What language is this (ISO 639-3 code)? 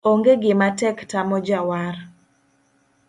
luo